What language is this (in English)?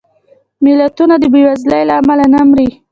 Pashto